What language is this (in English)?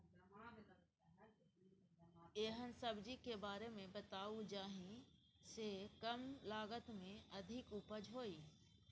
Maithili